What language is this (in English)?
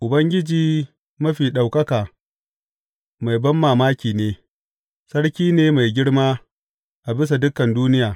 Hausa